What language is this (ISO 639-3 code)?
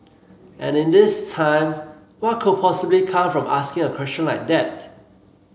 eng